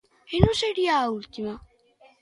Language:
Galician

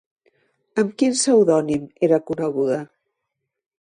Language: Catalan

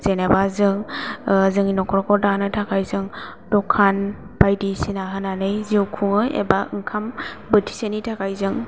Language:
Bodo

